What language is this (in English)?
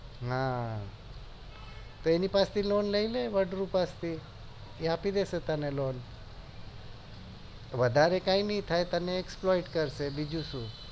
Gujarati